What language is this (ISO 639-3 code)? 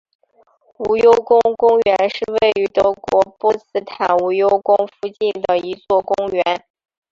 zho